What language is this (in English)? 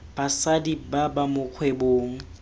Tswana